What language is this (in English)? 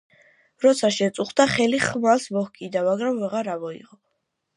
Georgian